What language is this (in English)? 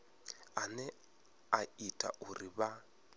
Venda